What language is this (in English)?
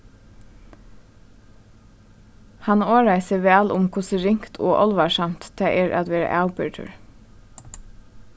Faroese